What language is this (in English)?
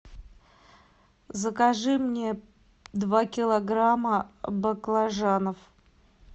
Russian